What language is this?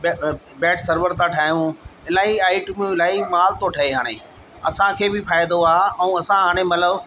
Sindhi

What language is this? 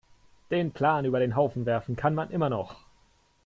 German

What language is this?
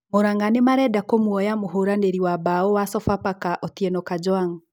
Kikuyu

